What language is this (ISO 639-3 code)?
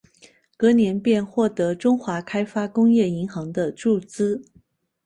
zho